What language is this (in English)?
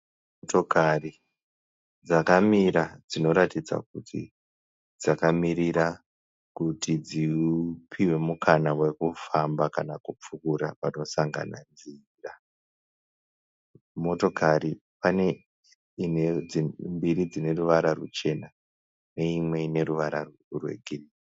Shona